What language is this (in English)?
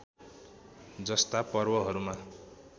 Nepali